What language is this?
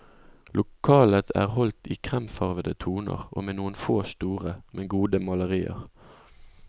Norwegian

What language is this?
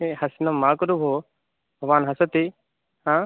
Sanskrit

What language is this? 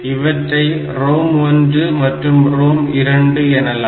Tamil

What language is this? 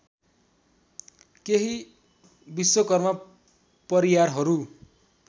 Nepali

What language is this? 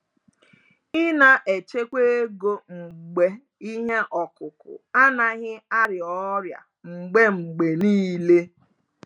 Igbo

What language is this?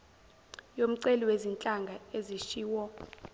Zulu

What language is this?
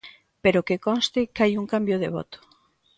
Galician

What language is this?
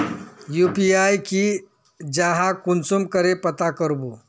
Magahi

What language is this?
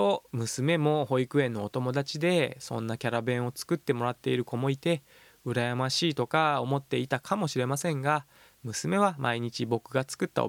Japanese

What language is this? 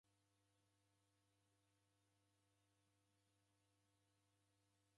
Taita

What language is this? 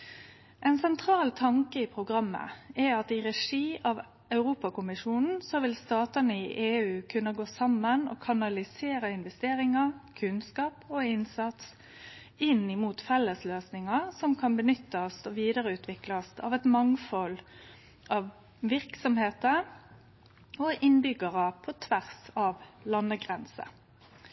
Norwegian Nynorsk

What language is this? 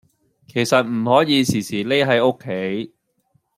Cantonese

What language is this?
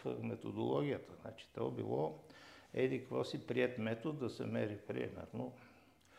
Bulgarian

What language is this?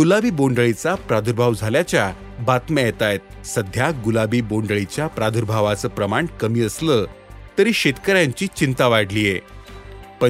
Marathi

